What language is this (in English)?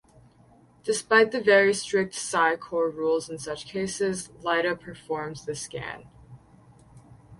English